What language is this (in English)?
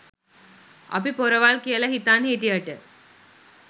Sinhala